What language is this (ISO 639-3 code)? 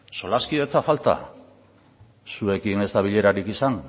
eus